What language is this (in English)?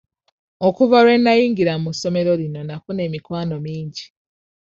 Ganda